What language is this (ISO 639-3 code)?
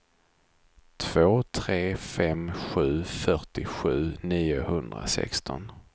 swe